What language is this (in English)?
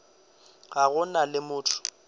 Northern Sotho